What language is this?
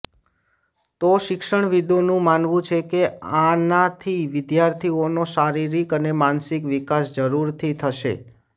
Gujarati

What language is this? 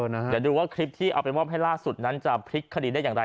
Thai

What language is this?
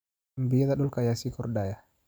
Somali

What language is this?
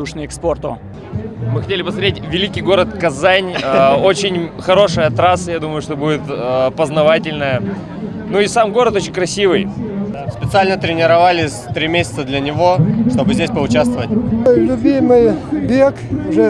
Russian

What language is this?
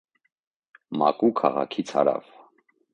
Armenian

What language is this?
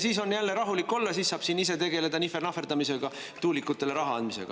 Estonian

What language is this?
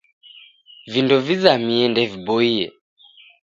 Taita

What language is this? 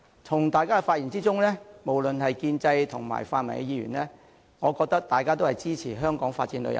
Cantonese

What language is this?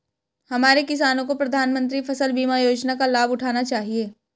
Hindi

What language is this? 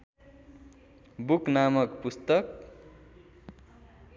Nepali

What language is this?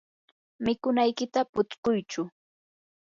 Yanahuanca Pasco Quechua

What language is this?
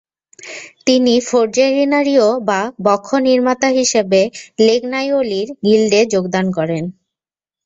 Bangla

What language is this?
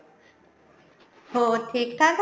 Punjabi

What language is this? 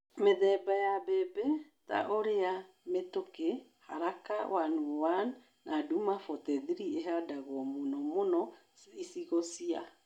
Kikuyu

